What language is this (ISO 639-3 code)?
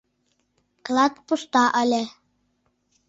chm